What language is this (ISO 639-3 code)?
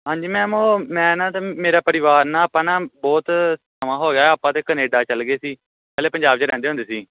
pan